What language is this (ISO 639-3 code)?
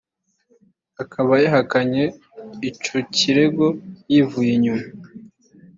kin